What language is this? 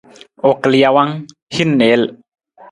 Nawdm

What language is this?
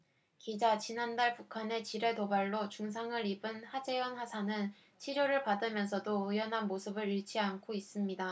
Korean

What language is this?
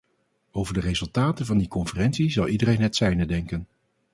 Dutch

